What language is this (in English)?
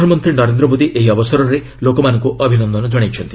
Odia